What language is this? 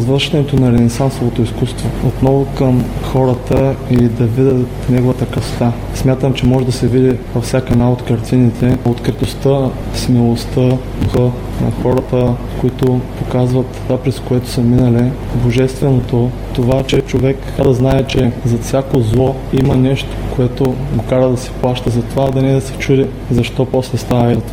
Bulgarian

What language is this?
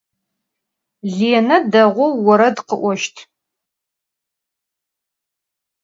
Adyghe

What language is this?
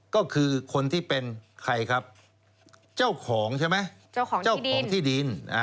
Thai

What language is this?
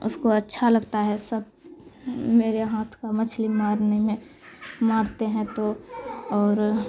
Urdu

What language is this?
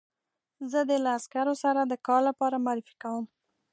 Pashto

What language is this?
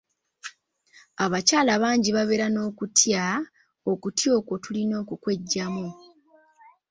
Ganda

